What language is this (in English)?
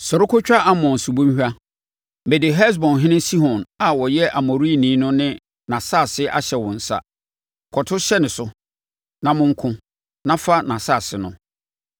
Akan